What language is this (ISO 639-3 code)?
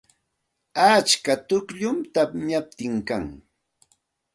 qxt